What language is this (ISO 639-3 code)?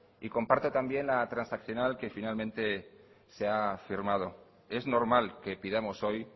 spa